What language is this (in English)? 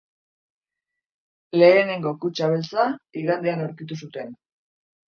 Basque